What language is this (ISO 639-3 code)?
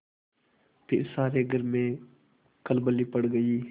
hin